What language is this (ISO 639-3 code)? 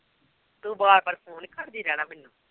pan